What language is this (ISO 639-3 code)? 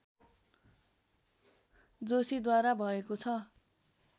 nep